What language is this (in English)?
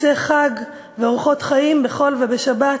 Hebrew